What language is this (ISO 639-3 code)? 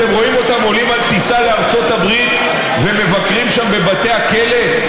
heb